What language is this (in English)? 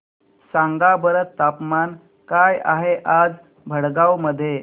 Marathi